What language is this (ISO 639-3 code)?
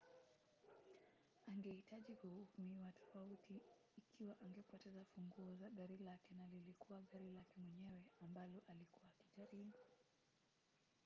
swa